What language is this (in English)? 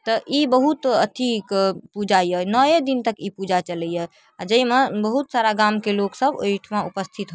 Maithili